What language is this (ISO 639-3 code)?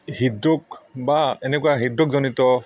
asm